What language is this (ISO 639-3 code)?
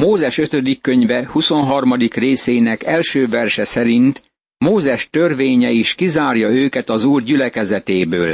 hun